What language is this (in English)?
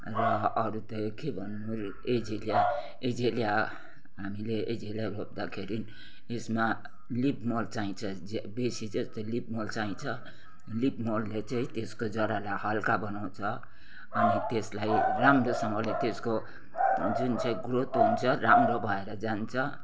Nepali